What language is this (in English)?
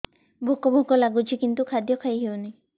Odia